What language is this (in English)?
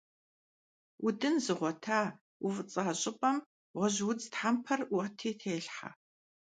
Kabardian